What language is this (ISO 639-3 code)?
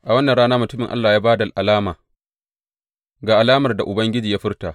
hau